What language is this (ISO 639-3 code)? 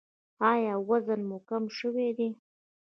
pus